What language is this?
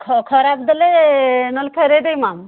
Odia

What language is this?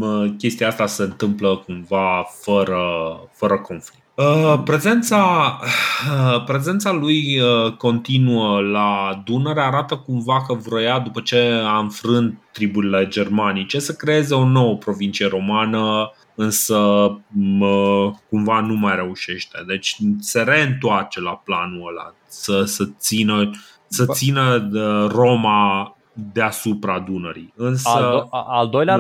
Romanian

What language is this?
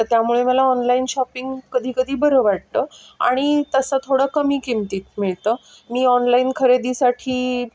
Marathi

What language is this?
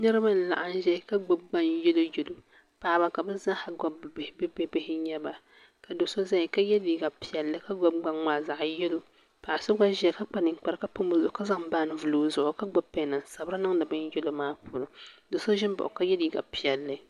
Dagbani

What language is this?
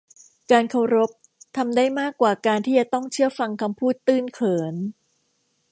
Thai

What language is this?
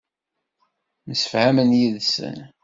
Kabyle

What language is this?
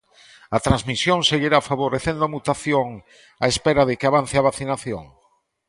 Galician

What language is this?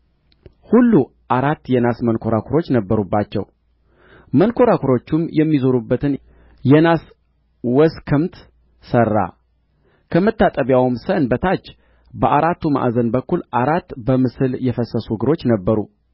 Amharic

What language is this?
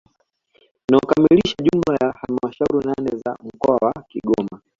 Swahili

